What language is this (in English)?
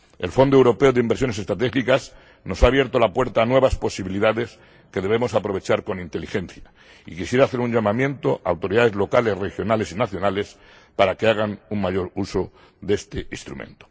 Spanish